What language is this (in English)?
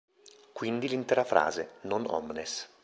Italian